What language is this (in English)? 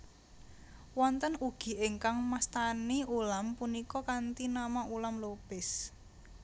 Javanese